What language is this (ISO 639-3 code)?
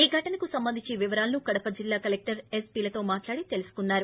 tel